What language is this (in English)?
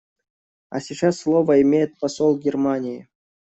Russian